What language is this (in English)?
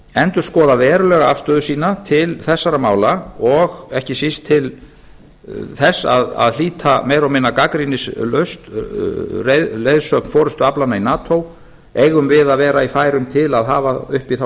Icelandic